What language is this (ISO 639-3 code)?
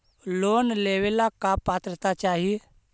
mag